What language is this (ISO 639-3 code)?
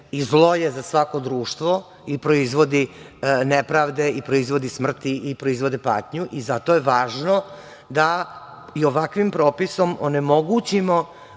srp